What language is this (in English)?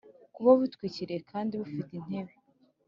Kinyarwanda